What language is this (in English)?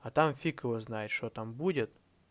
Russian